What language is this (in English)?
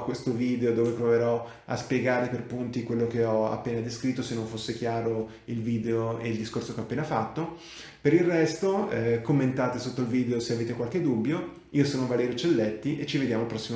Italian